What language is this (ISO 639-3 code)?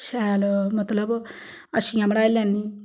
doi